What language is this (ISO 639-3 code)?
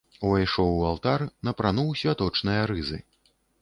bel